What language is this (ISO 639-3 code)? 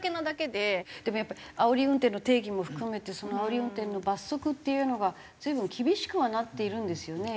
jpn